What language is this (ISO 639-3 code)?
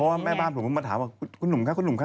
tha